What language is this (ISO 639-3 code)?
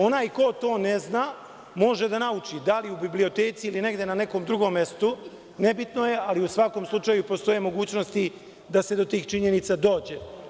srp